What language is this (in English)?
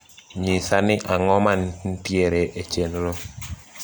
Luo (Kenya and Tanzania)